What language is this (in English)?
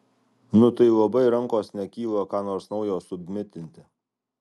Lithuanian